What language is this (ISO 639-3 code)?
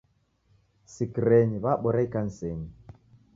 dav